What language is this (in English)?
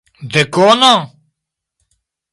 Esperanto